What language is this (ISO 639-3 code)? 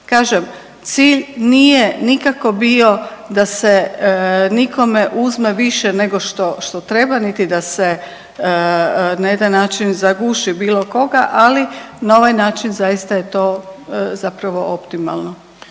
hrv